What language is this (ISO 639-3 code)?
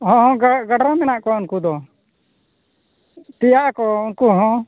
sat